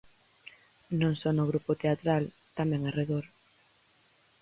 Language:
Galician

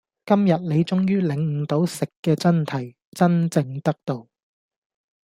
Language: Cantonese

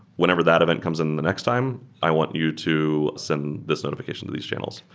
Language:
English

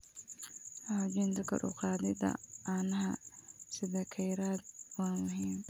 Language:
Somali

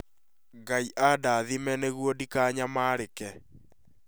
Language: Kikuyu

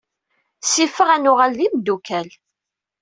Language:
Kabyle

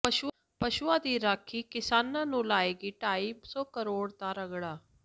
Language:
Punjabi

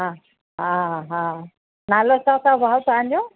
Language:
Sindhi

